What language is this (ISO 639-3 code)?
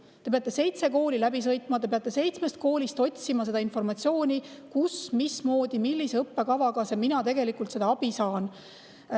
est